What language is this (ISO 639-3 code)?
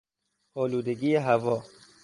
fas